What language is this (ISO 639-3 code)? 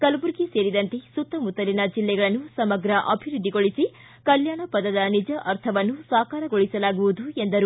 kan